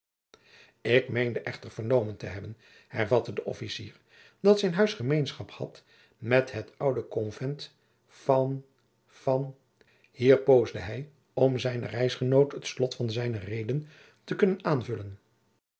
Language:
Dutch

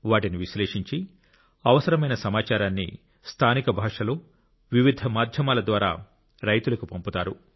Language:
Telugu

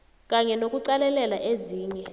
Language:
South Ndebele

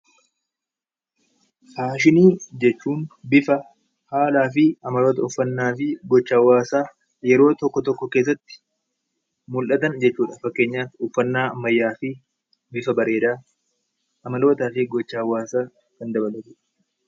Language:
Oromo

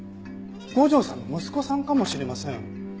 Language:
Japanese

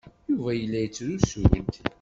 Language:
Kabyle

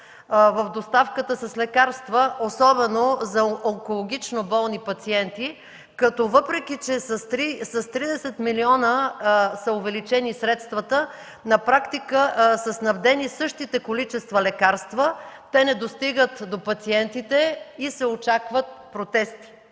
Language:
Bulgarian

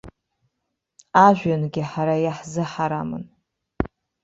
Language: Abkhazian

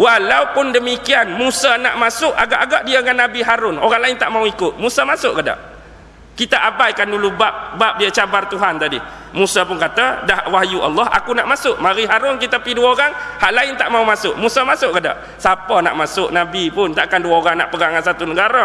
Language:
Malay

